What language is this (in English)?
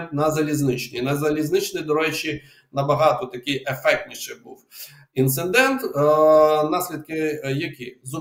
Ukrainian